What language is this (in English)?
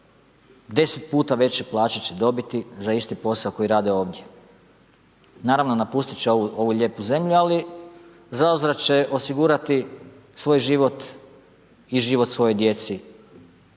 Croatian